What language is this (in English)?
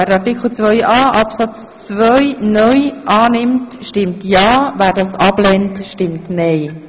Swiss German